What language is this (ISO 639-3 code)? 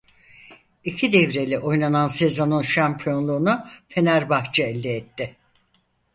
tur